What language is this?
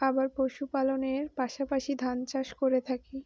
Bangla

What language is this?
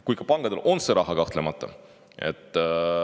Estonian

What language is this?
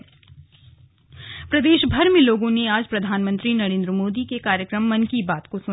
Hindi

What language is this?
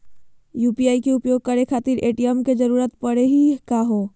Magahi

